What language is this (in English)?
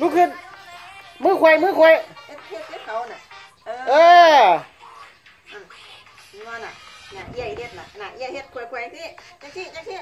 Thai